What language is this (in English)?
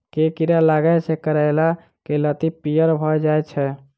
Maithili